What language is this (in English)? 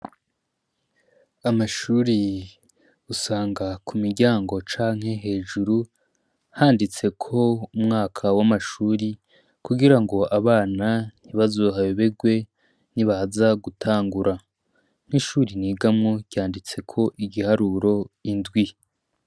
Rundi